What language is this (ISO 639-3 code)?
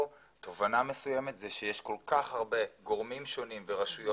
heb